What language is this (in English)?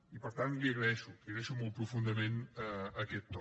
Catalan